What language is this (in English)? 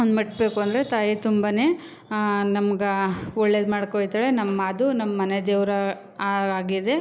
Kannada